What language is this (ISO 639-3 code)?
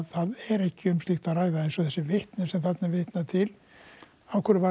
isl